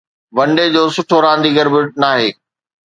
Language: Sindhi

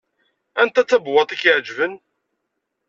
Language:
Kabyle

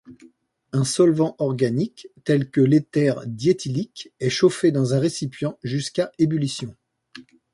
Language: French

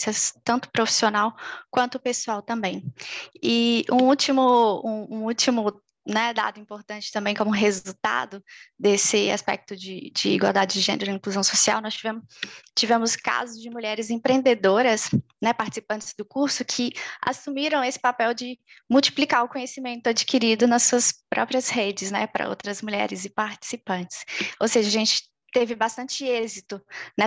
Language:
Portuguese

